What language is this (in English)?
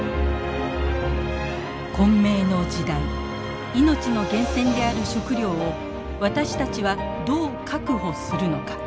Japanese